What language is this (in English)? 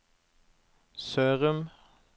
Norwegian